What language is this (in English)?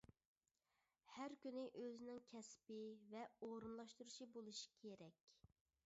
Uyghur